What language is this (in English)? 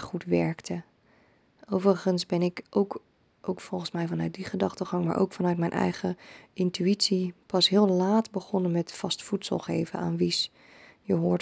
Dutch